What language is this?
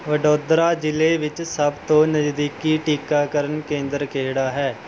Punjabi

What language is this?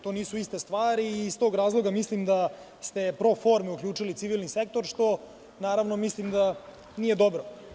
Serbian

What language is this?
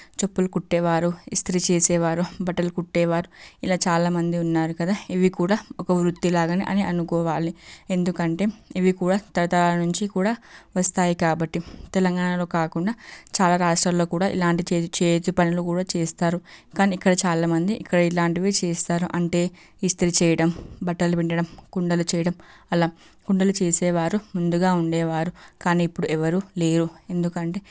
Telugu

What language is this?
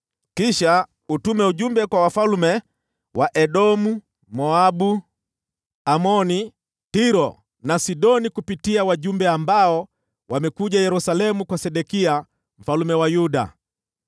Swahili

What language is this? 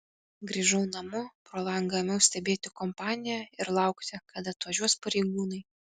Lithuanian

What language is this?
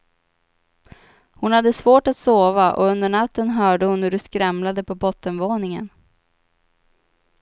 Swedish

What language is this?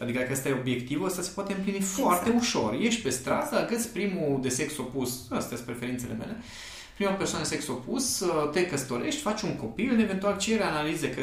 Romanian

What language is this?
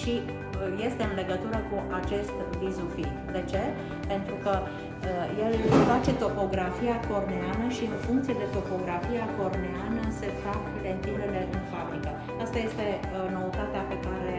Romanian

